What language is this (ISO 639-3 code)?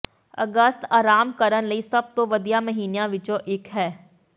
pan